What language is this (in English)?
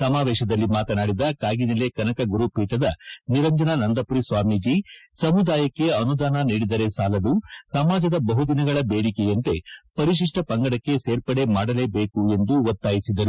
Kannada